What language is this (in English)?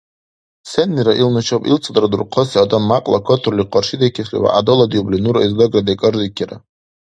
Dargwa